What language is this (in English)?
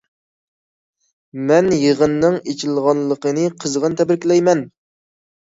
Uyghur